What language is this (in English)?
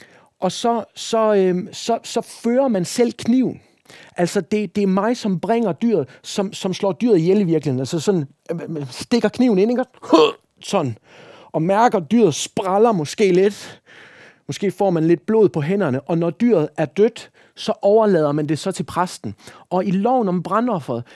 Danish